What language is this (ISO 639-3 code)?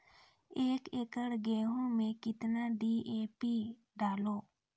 mai